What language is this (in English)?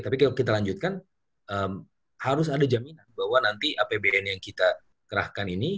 Indonesian